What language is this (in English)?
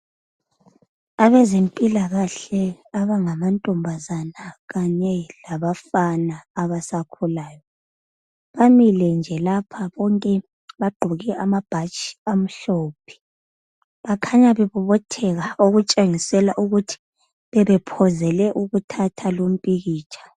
North Ndebele